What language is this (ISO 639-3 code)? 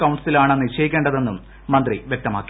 mal